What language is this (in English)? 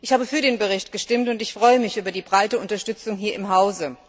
German